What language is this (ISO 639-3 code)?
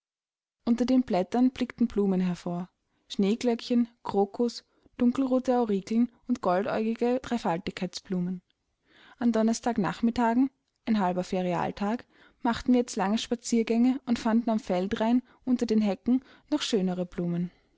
deu